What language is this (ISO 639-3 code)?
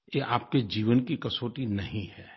hin